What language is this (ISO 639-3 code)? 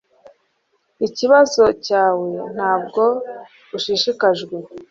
kin